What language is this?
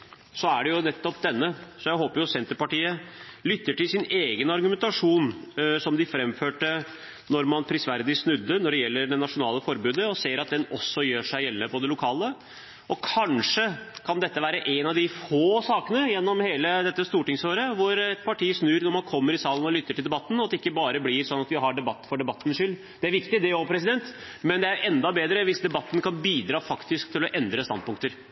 Norwegian Bokmål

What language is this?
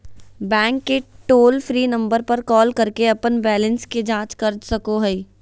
Magahi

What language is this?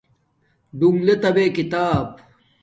Domaaki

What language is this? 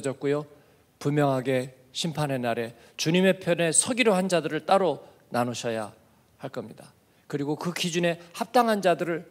Korean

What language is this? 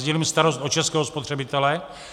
Czech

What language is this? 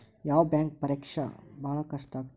Kannada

